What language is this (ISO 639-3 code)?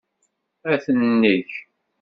kab